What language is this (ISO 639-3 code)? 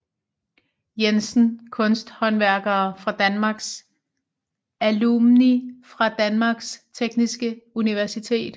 dan